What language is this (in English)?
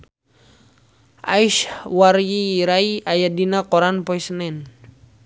Sundanese